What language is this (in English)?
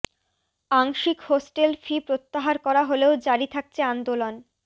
Bangla